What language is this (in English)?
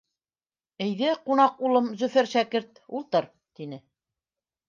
Bashkir